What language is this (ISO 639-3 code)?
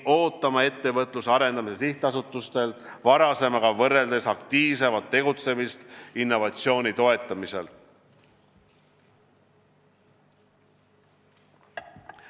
est